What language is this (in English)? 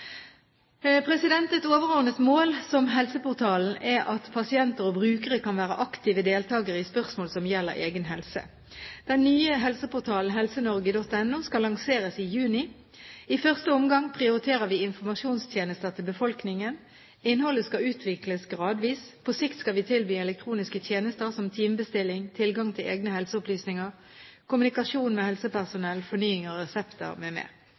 Norwegian Bokmål